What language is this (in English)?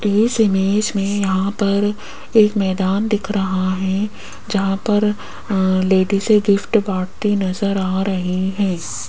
Hindi